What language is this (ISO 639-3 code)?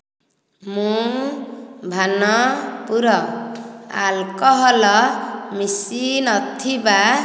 ori